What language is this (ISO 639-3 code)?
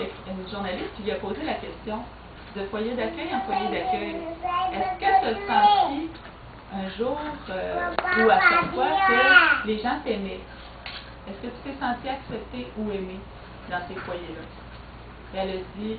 fra